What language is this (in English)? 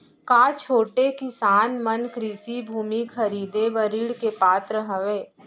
Chhattisgarhi